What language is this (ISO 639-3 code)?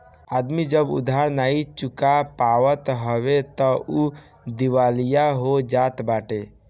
bho